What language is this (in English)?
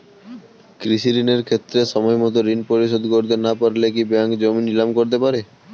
Bangla